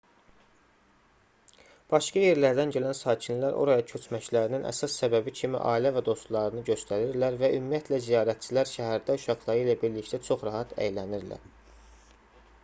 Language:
Azerbaijani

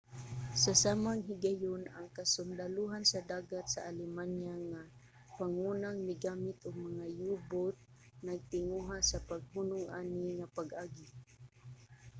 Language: Cebuano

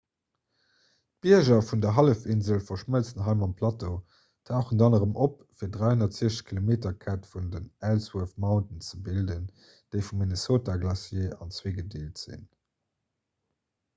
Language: Luxembourgish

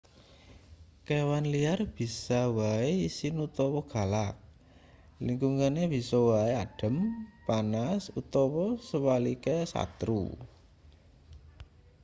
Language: Javanese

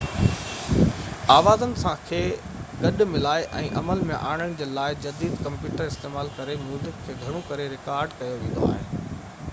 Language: Sindhi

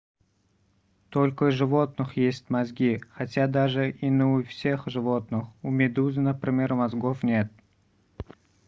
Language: Russian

